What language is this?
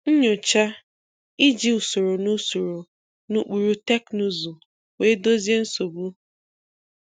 Igbo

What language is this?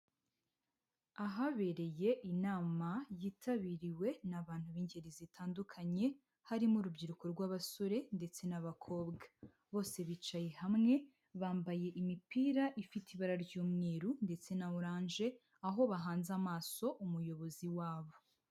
Kinyarwanda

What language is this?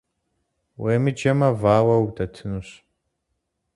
Kabardian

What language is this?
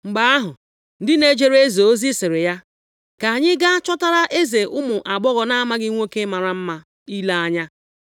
Igbo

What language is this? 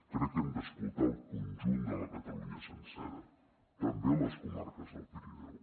Catalan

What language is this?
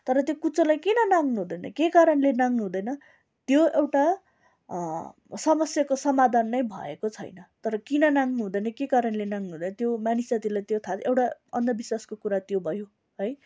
Nepali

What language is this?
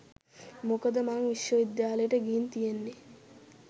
Sinhala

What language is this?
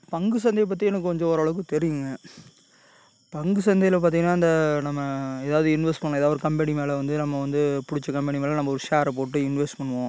Tamil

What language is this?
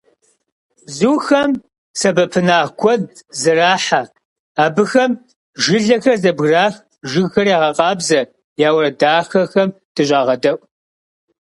Kabardian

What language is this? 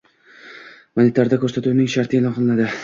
Uzbek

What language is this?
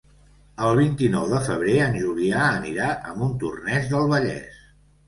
Catalan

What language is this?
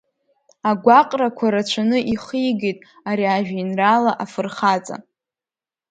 Abkhazian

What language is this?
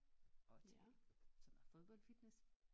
Danish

